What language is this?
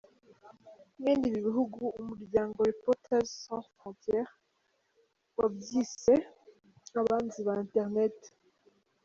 Kinyarwanda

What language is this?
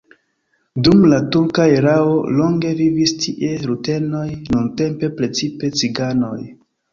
Esperanto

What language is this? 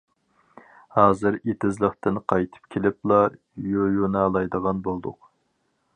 Uyghur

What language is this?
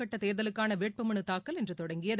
Tamil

